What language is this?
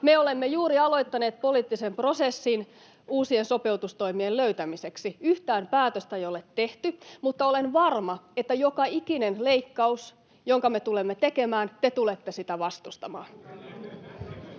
Finnish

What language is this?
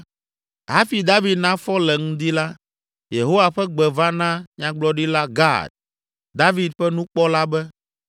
Ewe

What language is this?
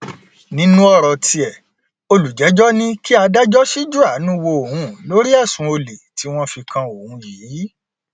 Yoruba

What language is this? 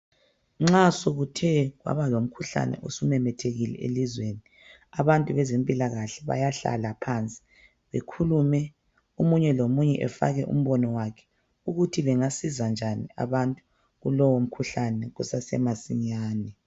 North Ndebele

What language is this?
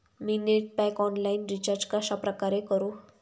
Marathi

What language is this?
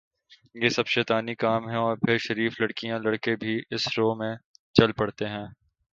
Urdu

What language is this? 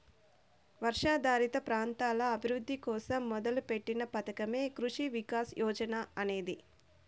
Telugu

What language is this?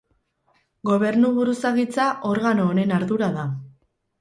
Basque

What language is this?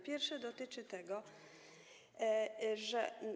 Polish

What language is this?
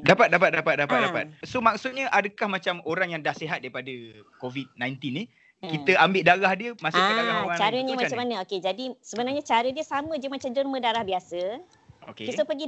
Malay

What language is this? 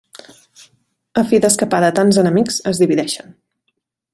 Catalan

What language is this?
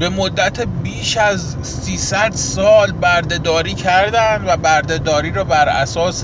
Persian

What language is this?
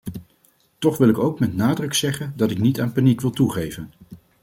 Dutch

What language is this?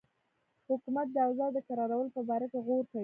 Pashto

